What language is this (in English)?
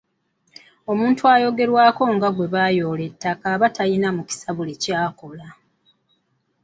Ganda